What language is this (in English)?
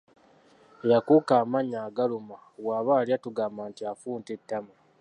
Ganda